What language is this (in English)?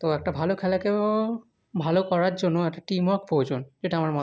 Bangla